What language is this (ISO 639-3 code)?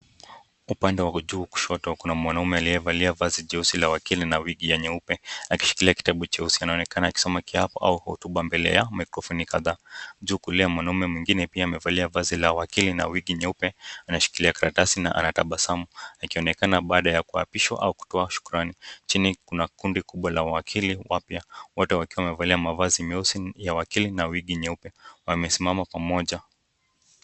swa